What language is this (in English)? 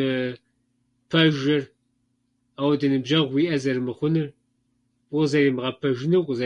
Kabardian